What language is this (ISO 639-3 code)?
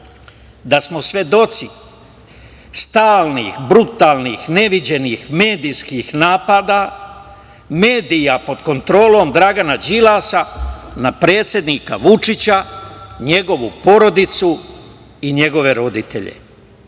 srp